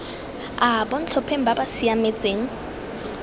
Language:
Tswana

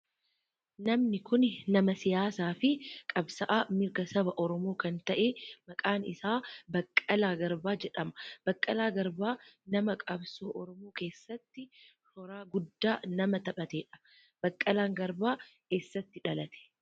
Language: Oromo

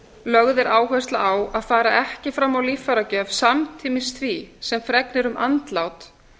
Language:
Icelandic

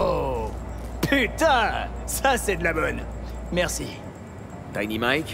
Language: French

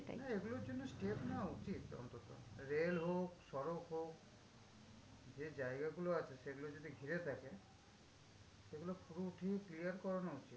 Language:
Bangla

